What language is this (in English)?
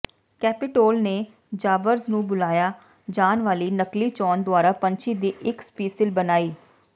Punjabi